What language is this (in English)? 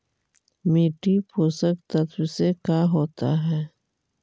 Magahi